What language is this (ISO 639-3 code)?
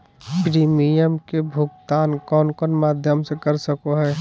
mag